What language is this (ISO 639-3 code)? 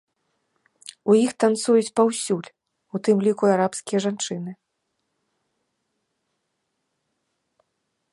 bel